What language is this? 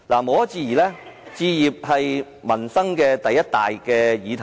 Cantonese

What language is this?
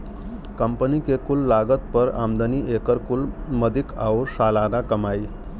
Bhojpuri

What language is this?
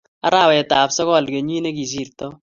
Kalenjin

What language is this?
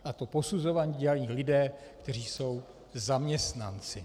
Czech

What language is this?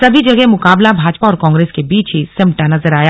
Hindi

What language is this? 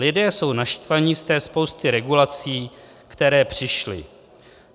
Czech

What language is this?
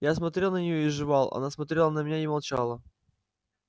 Russian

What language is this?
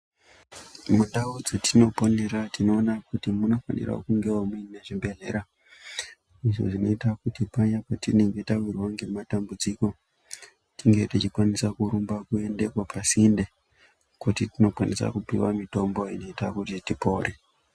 Ndau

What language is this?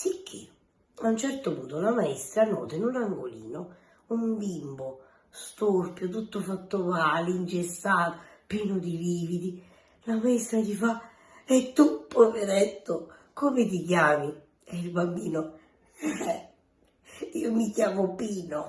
Italian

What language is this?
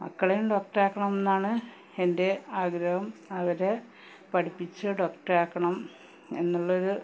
Malayalam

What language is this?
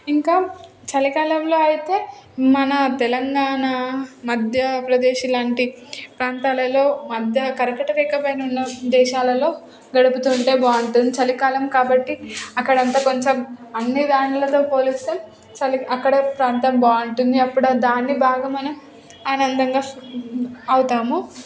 Telugu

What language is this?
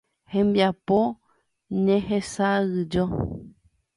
Guarani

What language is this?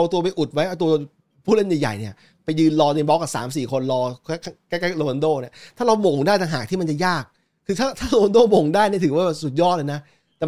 Thai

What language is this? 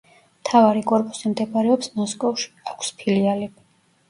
Georgian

